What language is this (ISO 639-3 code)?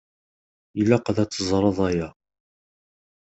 kab